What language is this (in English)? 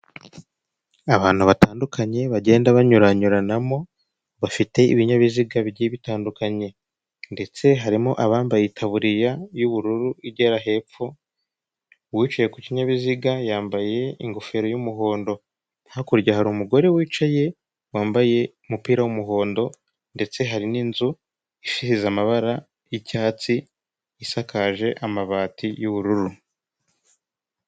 Kinyarwanda